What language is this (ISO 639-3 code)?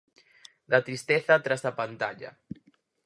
glg